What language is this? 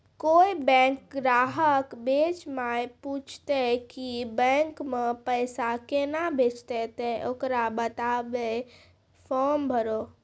Maithili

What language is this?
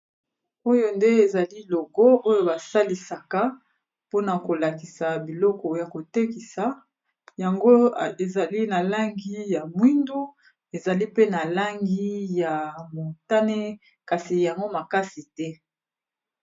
Lingala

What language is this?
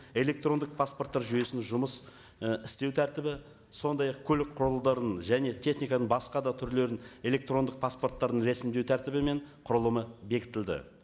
Kazakh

